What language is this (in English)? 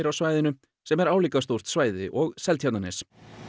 Icelandic